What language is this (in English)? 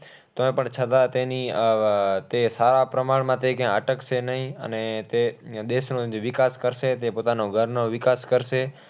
Gujarati